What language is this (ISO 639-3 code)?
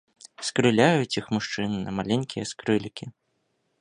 bel